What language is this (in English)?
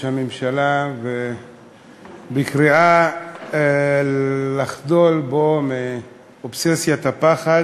Hebrew